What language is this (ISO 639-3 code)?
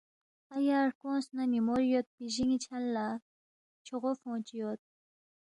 bft